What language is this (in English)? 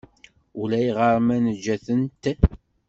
Kabyle